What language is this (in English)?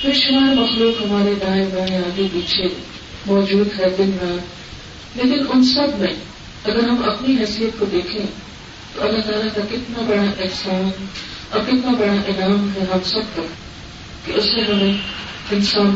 Urdu